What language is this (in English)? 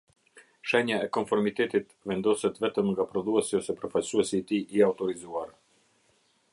Albanian